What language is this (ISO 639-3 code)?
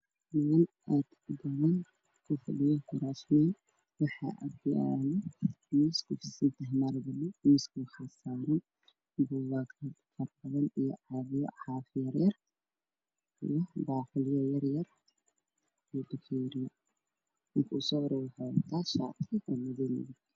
som